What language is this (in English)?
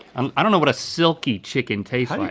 English